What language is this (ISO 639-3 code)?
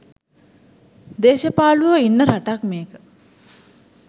sin